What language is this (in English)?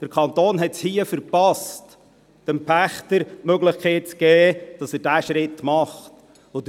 Swiss German